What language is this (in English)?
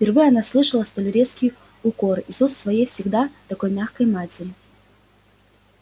Russian